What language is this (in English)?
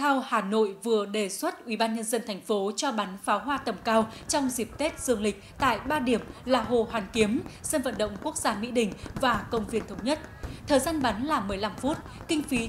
Vietnamese